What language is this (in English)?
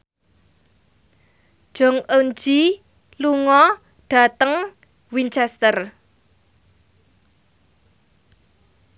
Javanese